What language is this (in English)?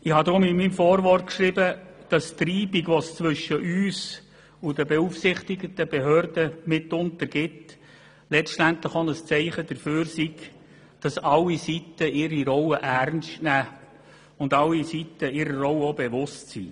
Swiss German